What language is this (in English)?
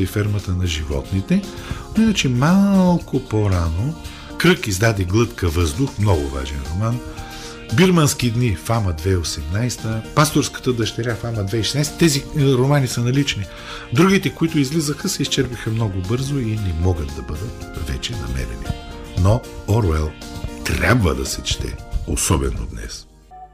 Bulgarian